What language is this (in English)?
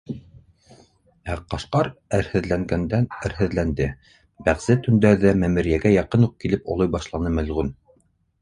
Bashkir